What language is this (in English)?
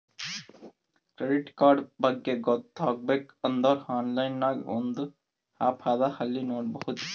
Kannada